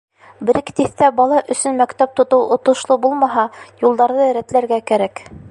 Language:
Bashkir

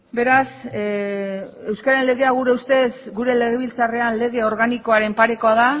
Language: Basque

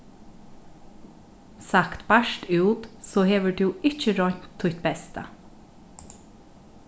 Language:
Faroese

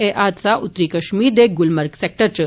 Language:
Dogri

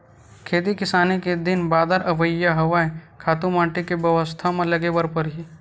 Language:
Chhattisgarhi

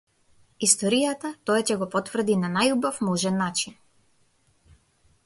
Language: Macedonian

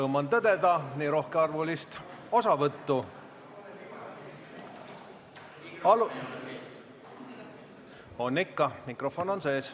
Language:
Estonian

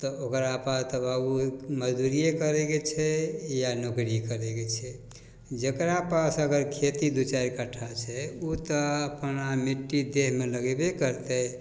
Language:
Maithili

